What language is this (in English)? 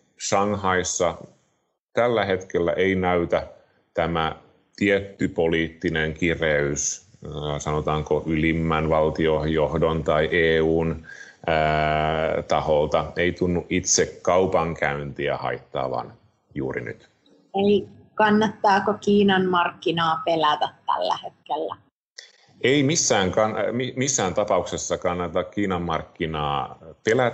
Finnish